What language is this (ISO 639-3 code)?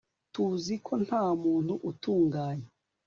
kin